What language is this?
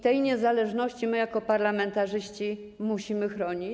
Polish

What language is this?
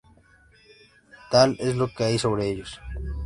Spanish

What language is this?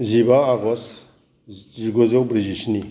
Bodo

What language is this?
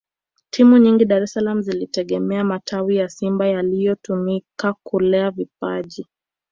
Swahili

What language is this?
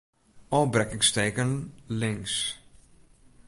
Western Frisian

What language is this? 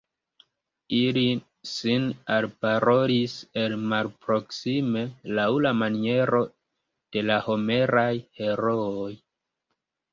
Esperanto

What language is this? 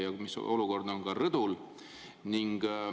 Estonian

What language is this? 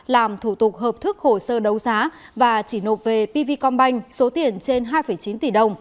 Vietnamese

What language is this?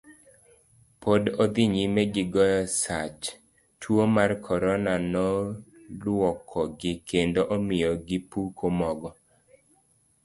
Luo (Kenya and Tanzania)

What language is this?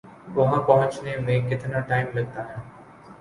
Urdu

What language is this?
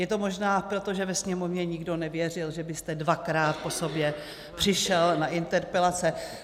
Czech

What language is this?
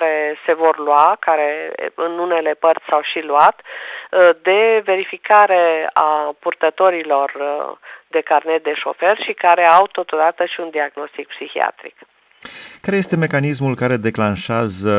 Romanian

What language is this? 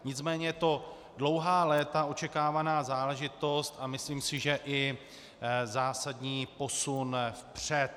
Czech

